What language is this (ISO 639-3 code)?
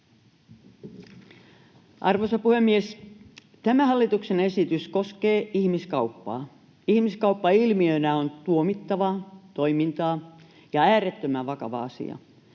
fin